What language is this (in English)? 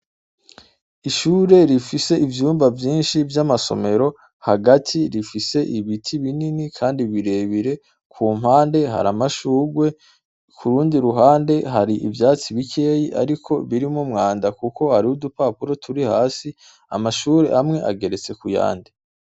Rundi